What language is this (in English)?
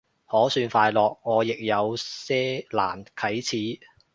Cantonese